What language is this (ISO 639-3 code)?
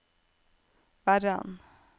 nor